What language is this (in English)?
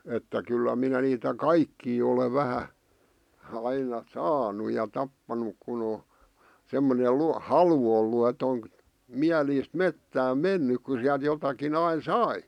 Finnish